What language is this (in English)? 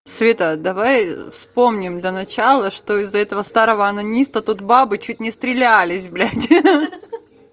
Russian